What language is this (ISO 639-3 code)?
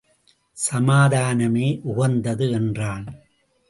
tam